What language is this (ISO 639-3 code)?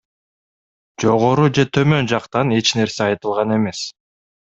kir